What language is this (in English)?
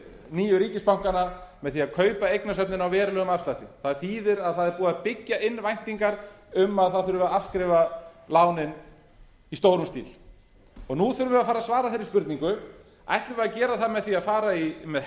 Icelandic